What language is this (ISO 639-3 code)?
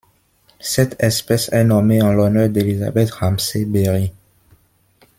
fra